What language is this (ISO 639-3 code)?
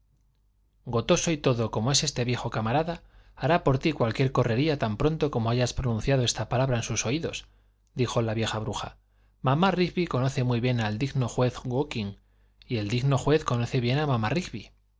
spa